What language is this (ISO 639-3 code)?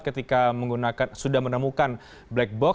ind